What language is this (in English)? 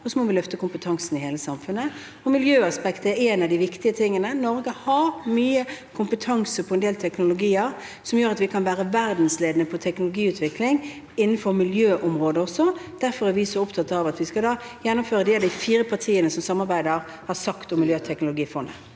Norwegian